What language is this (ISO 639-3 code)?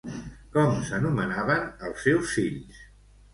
cat